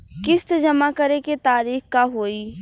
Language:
Bhojpuri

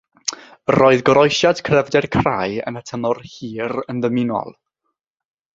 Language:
Welsh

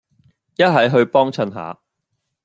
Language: Cantonese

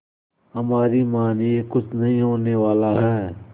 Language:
Hindi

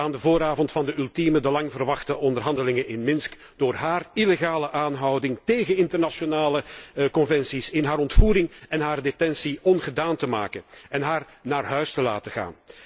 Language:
Dutch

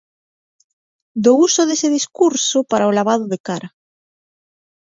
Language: Galician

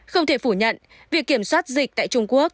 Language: Vietnamese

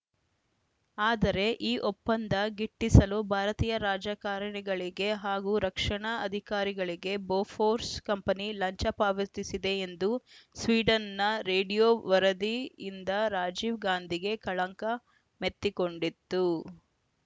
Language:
Kannada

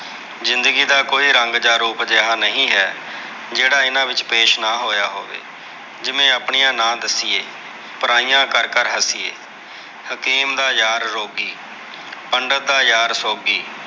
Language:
Punjabi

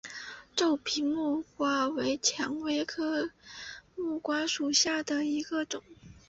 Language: Chinese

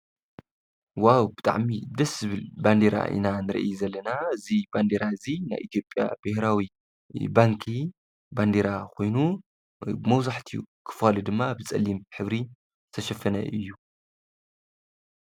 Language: Tigrinya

